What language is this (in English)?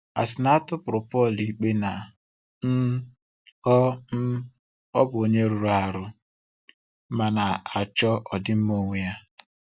Igbo